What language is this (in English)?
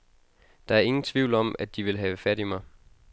Danish